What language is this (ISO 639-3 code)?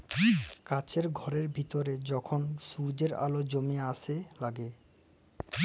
ben